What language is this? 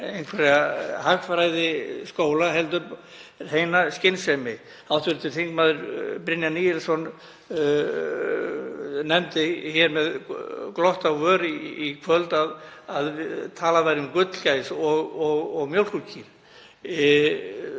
Icelandic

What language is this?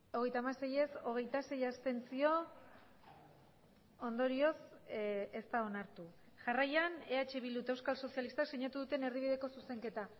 Basque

